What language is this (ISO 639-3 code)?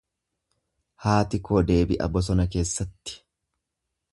orm